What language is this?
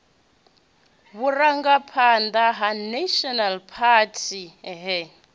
Venda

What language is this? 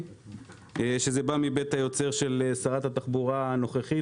Hebrew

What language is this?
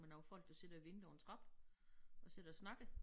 Danish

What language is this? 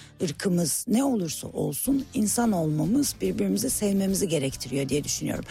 Turkish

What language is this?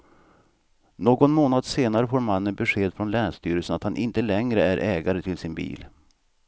Swedish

